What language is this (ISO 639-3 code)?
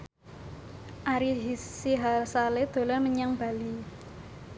jav